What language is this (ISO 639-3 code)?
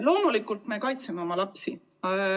est